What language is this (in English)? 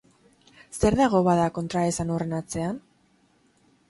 Basque